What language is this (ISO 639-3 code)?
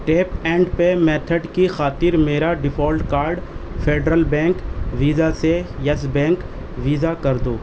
urd